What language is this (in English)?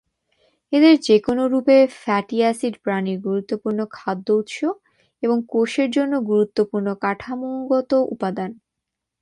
Bangla